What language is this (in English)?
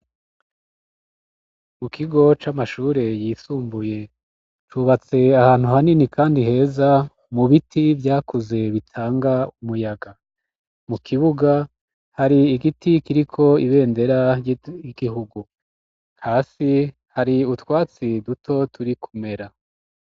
Rundi